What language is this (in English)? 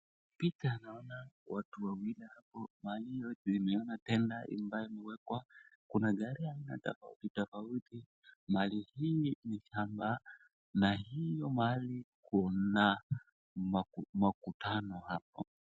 Swahili